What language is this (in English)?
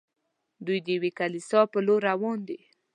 Pashto